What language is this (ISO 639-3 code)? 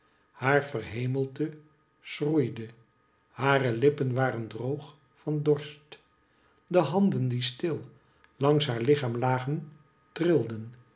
nld